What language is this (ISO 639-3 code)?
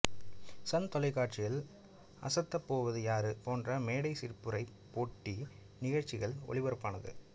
tam